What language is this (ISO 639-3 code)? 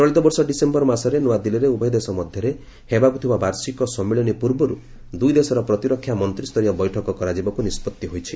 ori